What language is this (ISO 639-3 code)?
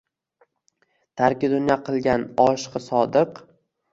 uzb